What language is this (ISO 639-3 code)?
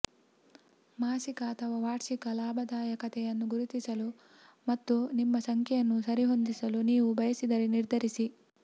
kan